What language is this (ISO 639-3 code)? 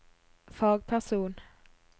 nor